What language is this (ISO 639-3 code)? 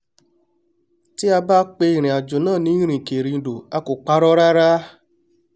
yor